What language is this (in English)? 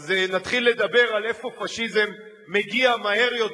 Hebrew